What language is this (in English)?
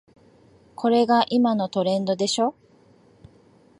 Japanese